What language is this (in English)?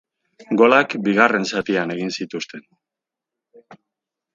Basque